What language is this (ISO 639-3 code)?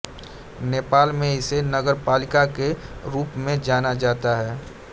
hin